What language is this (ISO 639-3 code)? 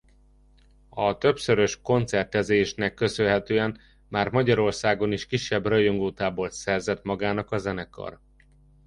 hun